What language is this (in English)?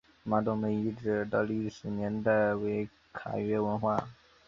Chinese